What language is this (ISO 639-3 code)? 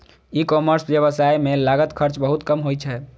mai